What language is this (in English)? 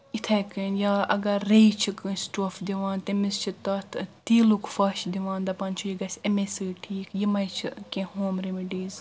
Kashmiri